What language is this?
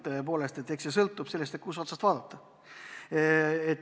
Estonian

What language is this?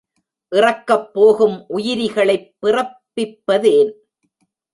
Tamil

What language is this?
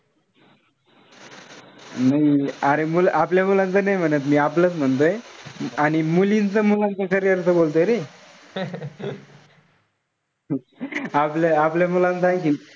Marathi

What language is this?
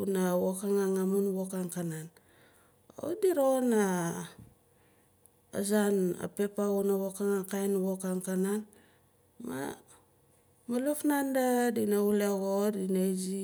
Nalik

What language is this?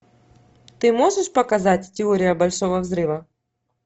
Russian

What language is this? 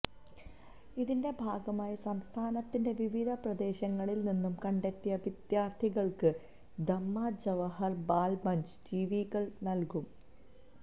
Malayalam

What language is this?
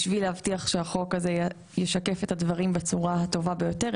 Hebrew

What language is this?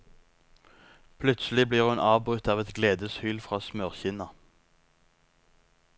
Norwegian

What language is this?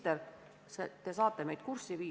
Estonian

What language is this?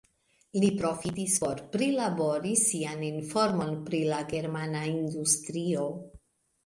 Esperanto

